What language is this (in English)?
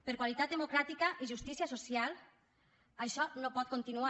Catalan